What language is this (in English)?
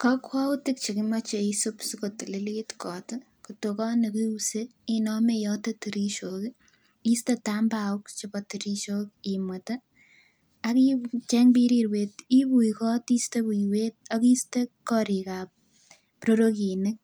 Kalenjin